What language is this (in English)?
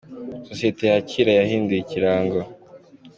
Kinyarwanda